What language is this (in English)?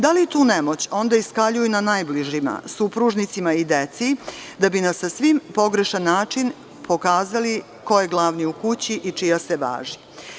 Serbian